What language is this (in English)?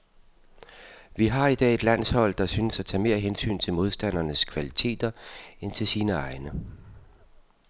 Danish